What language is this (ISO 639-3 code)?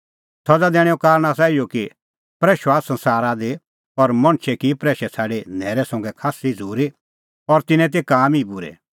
kfx